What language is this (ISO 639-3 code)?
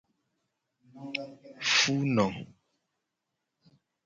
gej